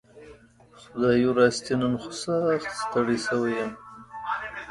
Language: Pashto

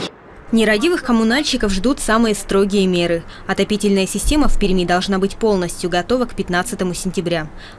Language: Russian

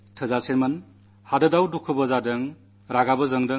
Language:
Malayalam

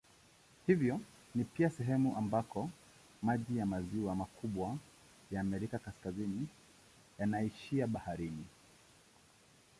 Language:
Swahili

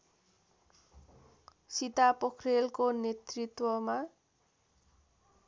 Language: Nepali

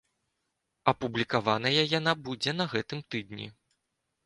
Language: Belarusian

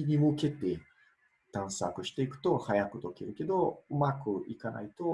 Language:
Japanese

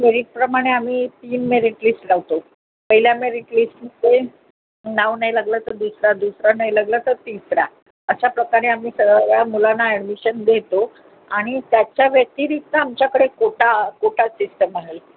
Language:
Marathi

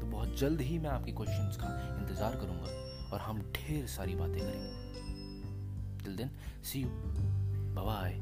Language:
Hindi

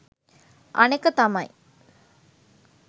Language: Sinhala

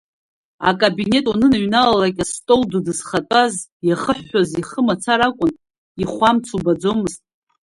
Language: Abkhazian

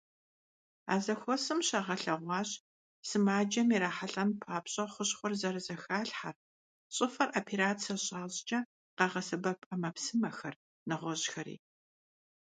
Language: Kabardian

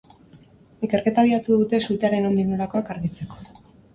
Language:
Basque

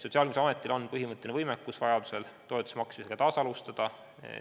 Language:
Estonian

